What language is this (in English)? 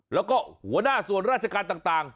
Thai